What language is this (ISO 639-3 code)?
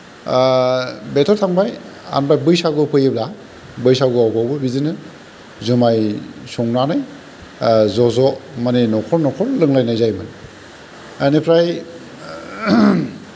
brx